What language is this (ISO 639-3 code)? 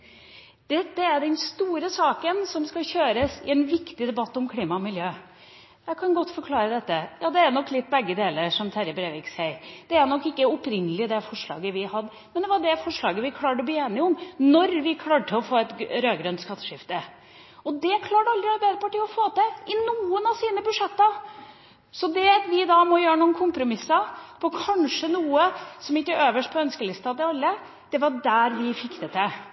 nob